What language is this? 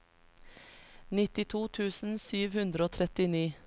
Norwegian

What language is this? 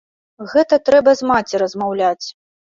Belarusian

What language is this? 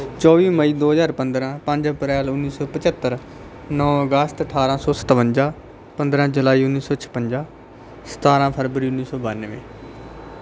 Punjabi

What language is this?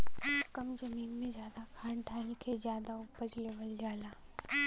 Bhojpuri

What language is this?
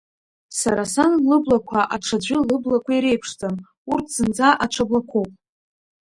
Abkhazian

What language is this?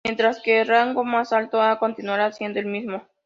Spanish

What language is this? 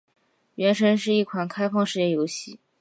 Chinese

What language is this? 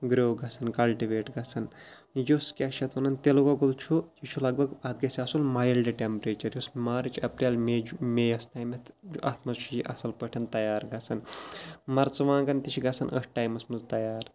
Kashmiri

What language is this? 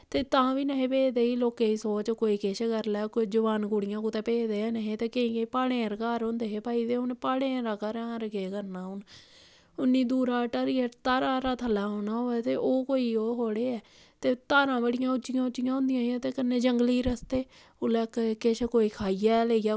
Dogri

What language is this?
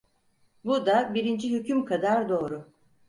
Turkish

